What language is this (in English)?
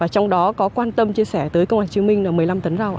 Vietnamese